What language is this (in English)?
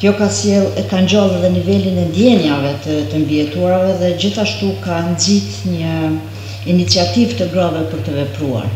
Romanian